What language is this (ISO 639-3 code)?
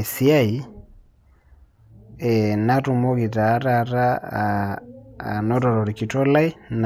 mas